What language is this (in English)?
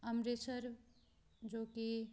Punjabi